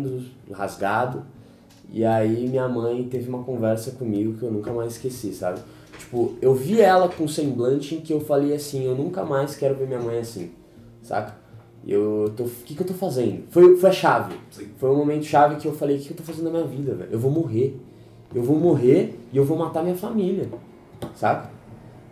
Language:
Portuguese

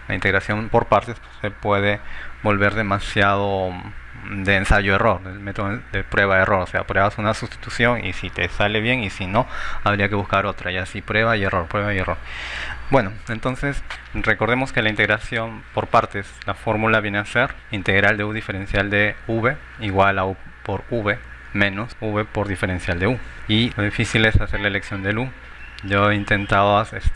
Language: Spanish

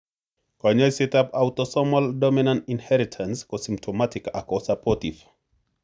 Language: Kalenjin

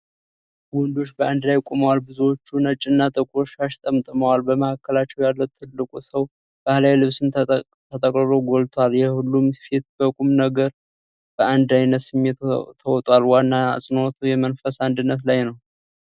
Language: Amharic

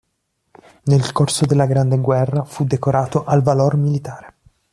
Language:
Italian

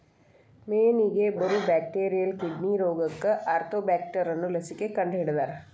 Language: Kannada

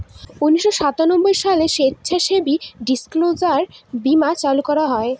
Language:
Bangla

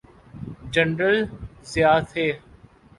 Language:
Urdu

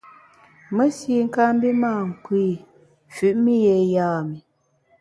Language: Bamun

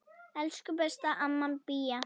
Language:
Icelandic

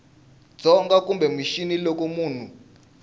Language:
Tsonga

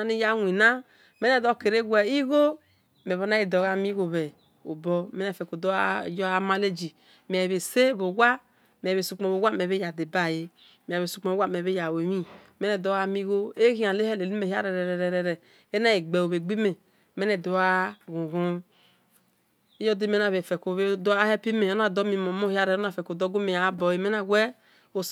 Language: Esan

